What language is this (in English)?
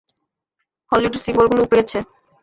Bangla